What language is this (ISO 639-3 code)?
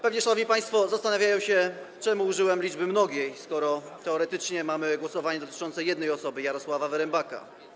pol